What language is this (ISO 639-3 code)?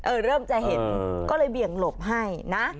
tha